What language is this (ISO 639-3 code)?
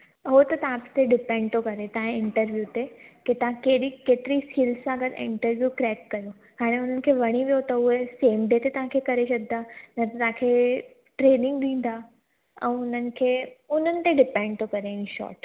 snd